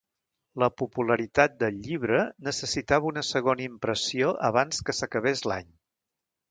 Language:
Catalan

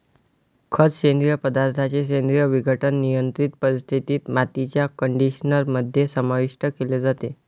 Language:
Marathi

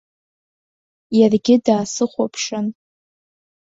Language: Abkhazian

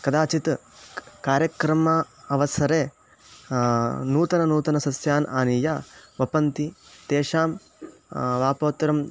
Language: Sanskrit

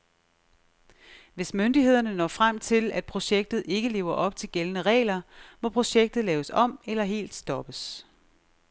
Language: Danish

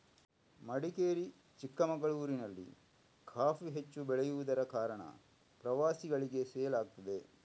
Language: Kannada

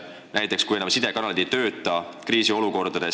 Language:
Estonian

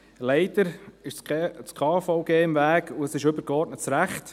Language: Swiss German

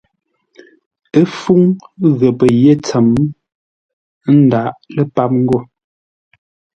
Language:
Ngombale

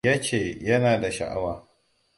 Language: Hausa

